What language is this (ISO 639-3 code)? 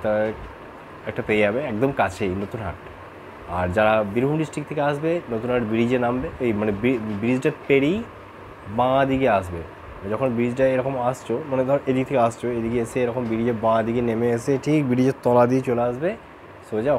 ben